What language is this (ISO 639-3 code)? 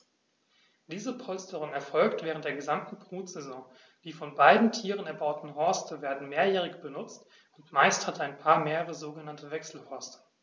deu